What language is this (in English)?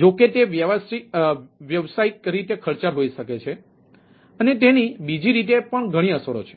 Gujarati